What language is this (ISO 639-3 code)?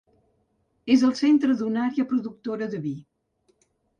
cat